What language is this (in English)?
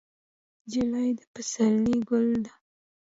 Pashto